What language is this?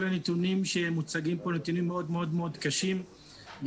Hebrew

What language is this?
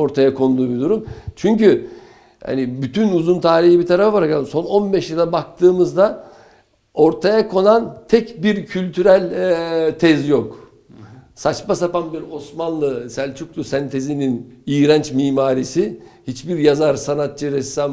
Turkish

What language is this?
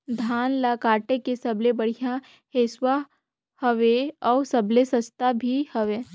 Chhattisgarhi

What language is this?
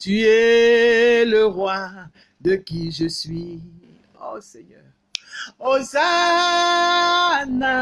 French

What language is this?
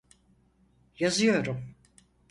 Turkish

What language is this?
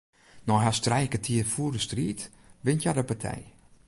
Western Frisian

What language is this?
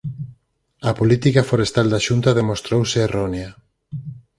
Galician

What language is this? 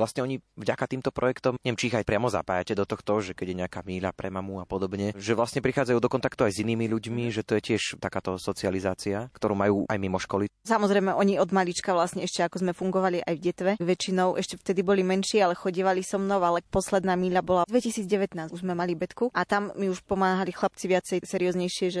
Slovak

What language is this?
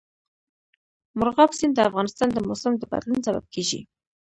Pashto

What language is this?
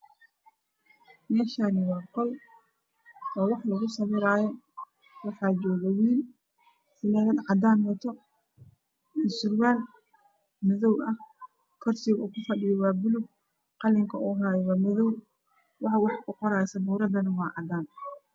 Somali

